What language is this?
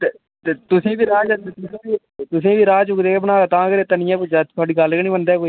Dogri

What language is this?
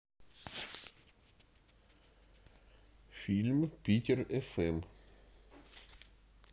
Russian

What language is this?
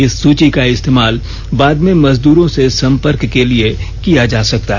Hindi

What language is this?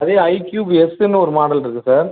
Tamil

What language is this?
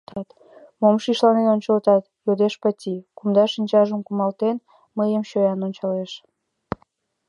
Mari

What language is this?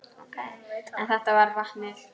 Icelandic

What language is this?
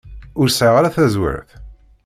Kabyle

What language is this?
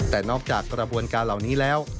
Thai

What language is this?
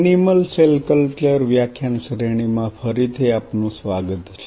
Gujarati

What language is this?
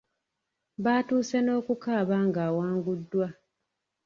Ganda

